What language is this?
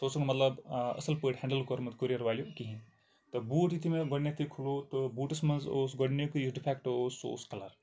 Kashmiri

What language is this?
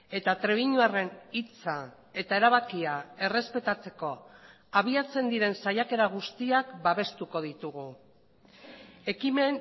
Basque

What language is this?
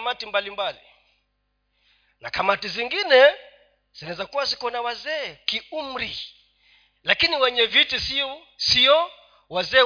Swahili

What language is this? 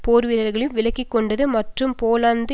Tamil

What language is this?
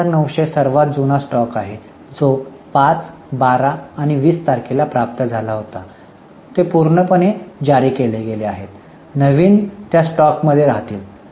Marathi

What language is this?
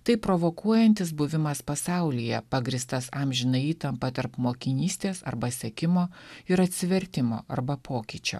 Lithuanian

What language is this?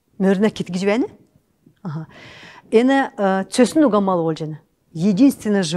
Russian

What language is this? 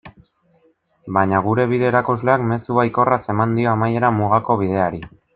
Basque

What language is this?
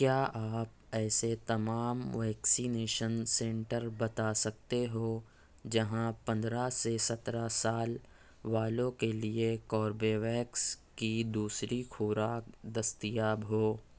Urdu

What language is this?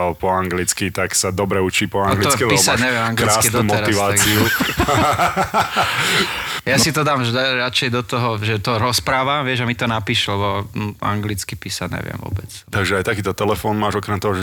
Slovak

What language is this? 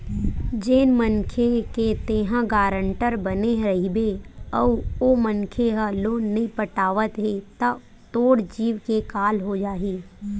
Chhattisgarhi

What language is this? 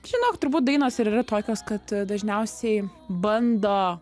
Lithuanian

